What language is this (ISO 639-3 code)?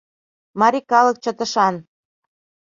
chm